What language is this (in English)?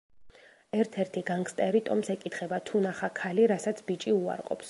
Georgian